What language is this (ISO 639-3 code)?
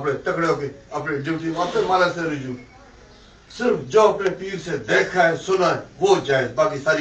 ron